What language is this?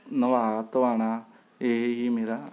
Punjabi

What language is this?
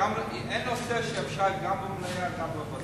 Hebrew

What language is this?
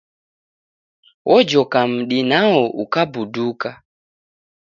Taita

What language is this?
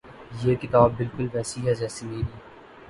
Urdu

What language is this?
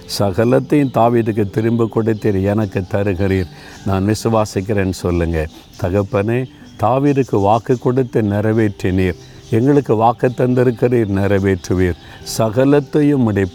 Tamil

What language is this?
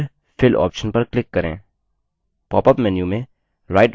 Hindi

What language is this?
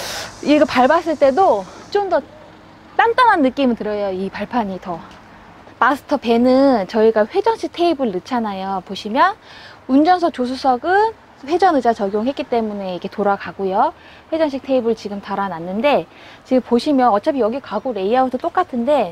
Korean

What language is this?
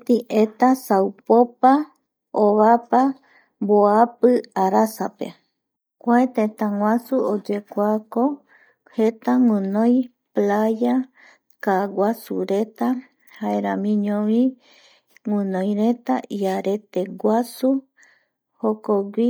Eastern Bolivian Guaraní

